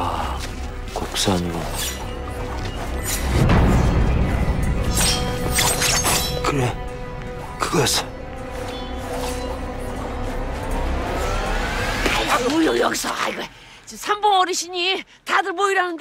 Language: Korean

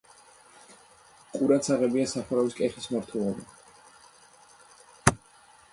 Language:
Georgian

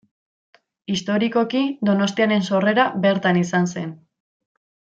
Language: Basque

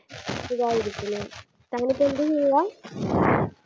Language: Malayalam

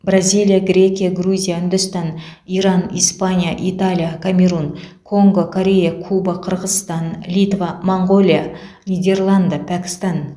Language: Kazakh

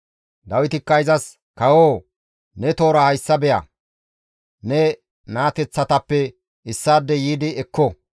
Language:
Gamo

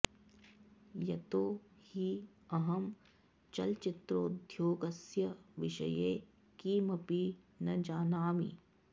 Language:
Sanskrit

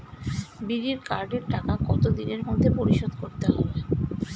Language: Bangla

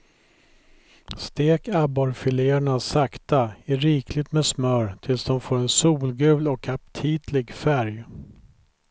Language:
Swedish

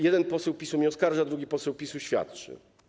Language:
Polish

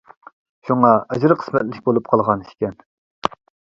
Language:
Uyghur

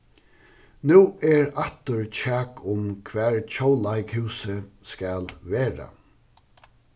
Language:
Faroese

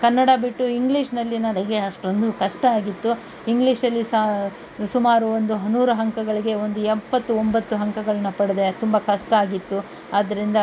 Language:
Kannada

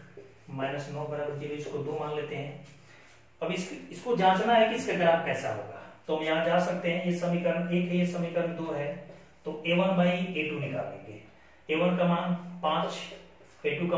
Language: Hindi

